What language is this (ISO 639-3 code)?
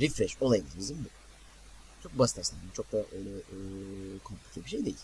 tur